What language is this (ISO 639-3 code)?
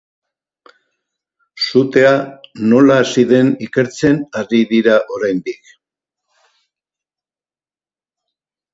eus